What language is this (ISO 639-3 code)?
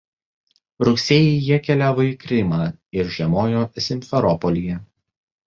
lit